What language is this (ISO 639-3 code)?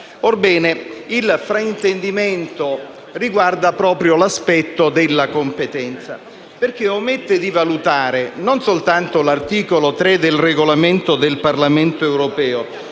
ita